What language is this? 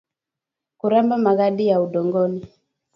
Swahili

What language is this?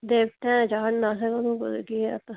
Dogri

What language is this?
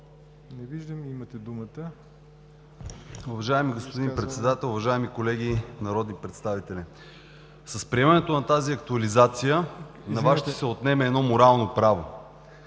Bulgarian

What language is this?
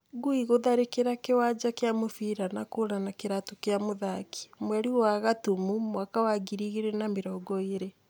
Kikuyu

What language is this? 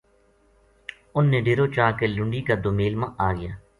Gujari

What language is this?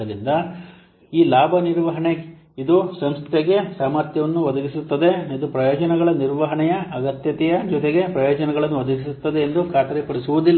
Kannada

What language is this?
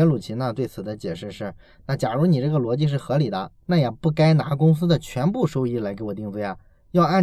Chinese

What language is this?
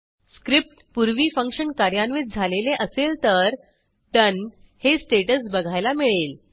Marathi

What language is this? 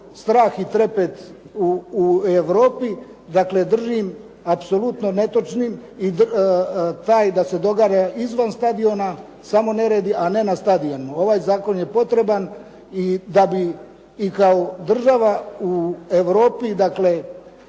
Croatian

